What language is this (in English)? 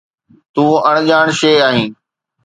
Sindhi